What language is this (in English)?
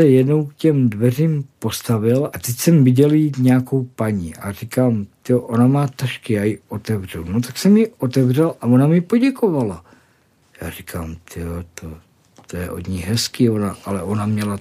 Czech